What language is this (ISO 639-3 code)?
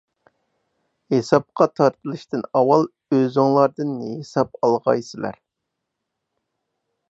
uig